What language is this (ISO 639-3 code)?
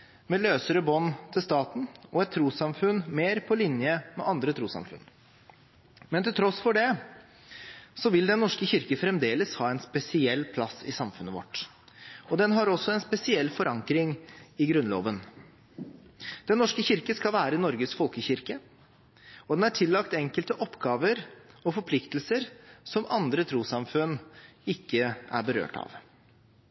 nob